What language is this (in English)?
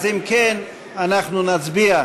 Hebrew